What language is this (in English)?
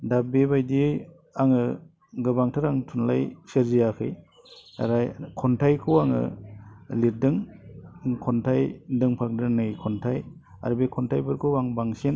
Bodo